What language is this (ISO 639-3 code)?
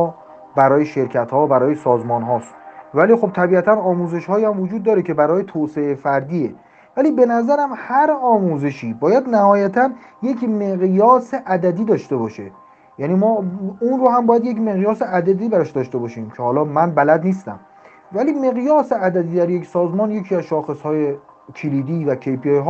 fas